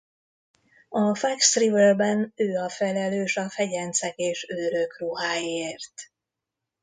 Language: Hungarian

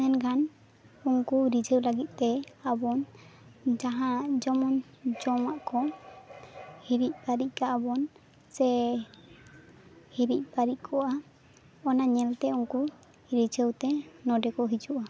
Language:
Santali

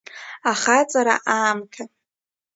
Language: Abkhazian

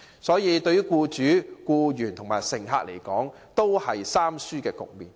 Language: Cantonese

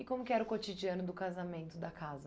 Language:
Portuguese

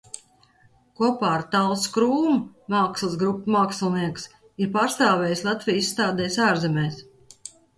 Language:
Latvian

